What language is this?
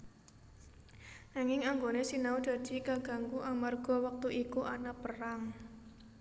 Javanese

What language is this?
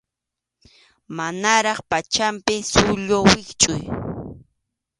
Arequipa-La Unión Quechua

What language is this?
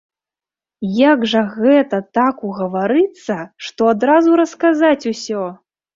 Belarusian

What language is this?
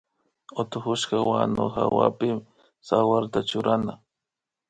Imbabura Highland Quichua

